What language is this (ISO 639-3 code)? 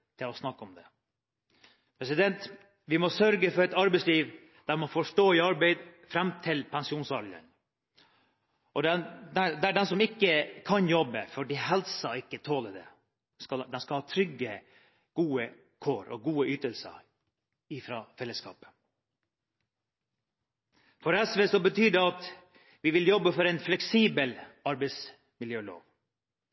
nob